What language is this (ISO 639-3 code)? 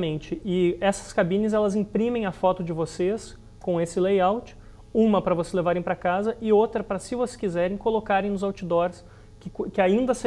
por